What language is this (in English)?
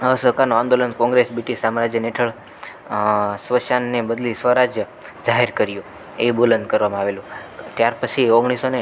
Gujarati